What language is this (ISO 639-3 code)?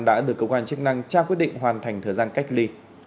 vie